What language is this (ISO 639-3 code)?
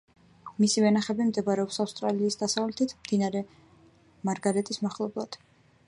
kat